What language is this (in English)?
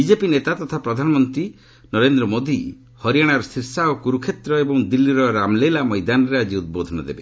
Odia